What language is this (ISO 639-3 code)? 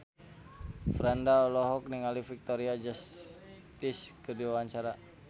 sun